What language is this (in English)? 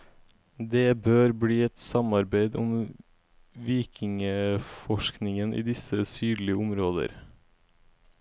Norwegian